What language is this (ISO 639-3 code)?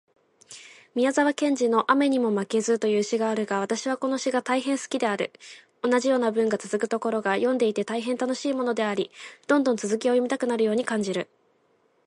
jpn